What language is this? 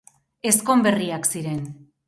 Basque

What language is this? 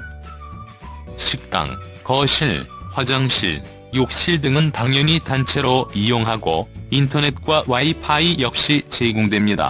Korean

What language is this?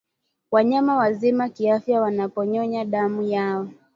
Swahili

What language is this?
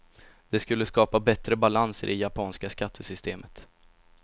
Swedish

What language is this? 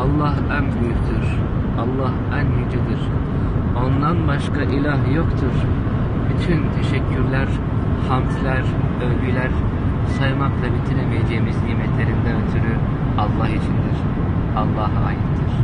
Turkish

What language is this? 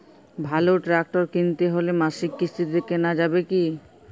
Bangla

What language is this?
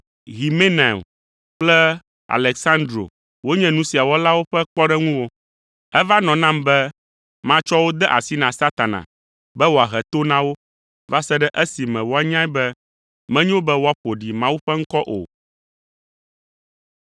Ewe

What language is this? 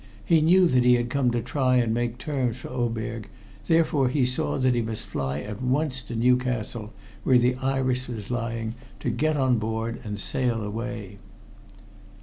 English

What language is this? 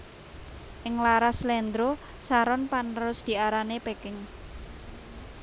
Javanese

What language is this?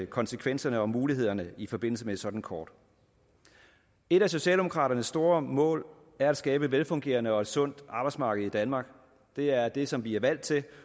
Danish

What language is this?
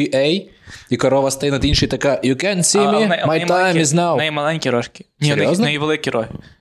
Ukrainian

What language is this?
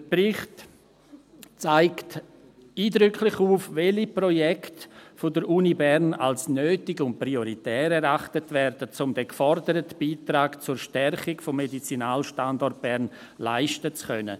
Swiss German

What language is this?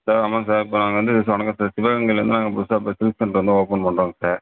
Tamil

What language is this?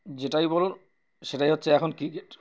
Bangla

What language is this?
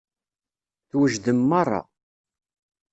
Kabyle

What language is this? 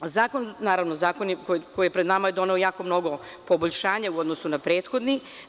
Serbian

